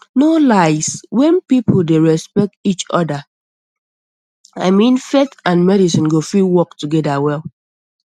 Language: Nigerian Pidgin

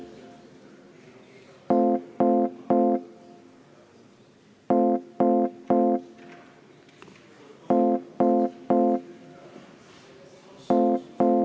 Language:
Estonian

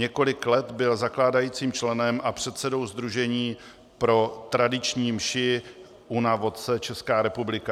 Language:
Czech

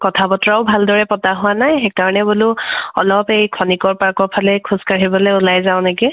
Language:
Assamese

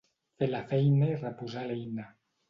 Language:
Catalan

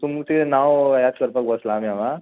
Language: Konkani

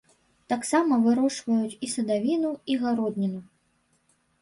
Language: Belarusian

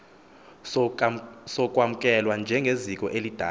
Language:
Xhosa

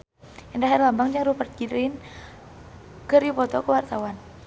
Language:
Sundanese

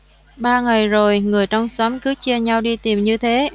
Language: Vietnamese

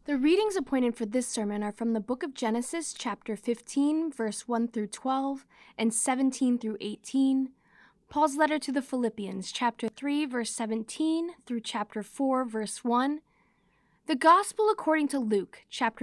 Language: English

